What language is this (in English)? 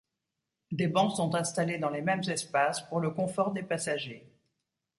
French